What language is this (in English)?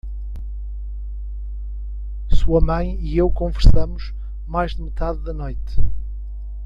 Portuguese